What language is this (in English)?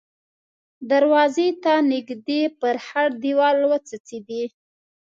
Pashto